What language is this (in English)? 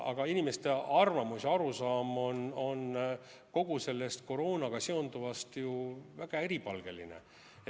Estonian